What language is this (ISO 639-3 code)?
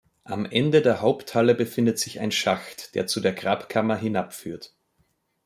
deu